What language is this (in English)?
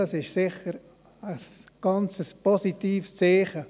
Swiss German